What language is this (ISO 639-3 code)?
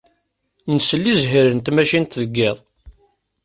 kab